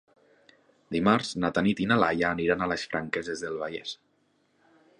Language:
Catalan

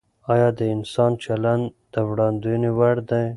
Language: Pashto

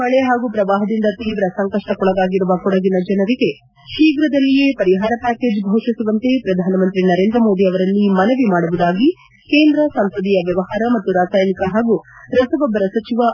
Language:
Kannada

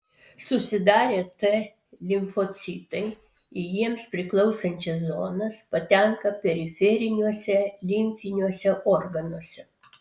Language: Lithuanian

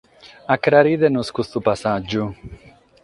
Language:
Sardinian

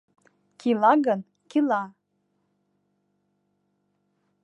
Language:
Mari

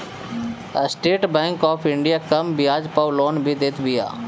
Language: Bhojpuri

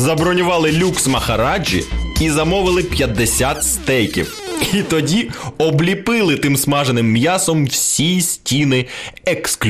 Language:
Ukrainian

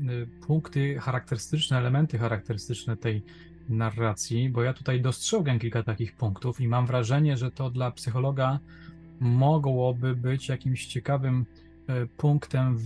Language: Polish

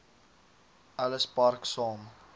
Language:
Afrikaans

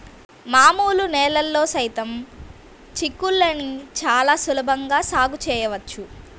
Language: Telugu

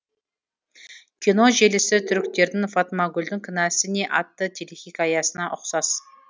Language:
Kazakh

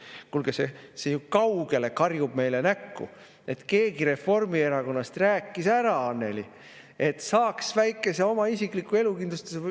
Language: Estonian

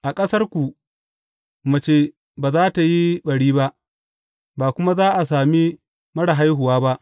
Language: Hausa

